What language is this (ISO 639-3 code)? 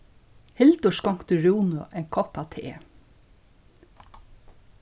fao